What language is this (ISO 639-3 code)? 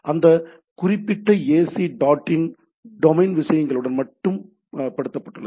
tam